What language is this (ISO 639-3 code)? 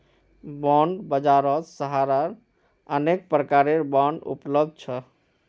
mag